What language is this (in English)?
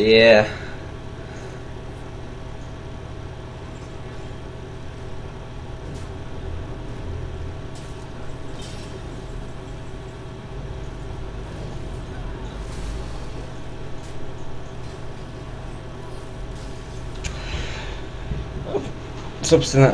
Russian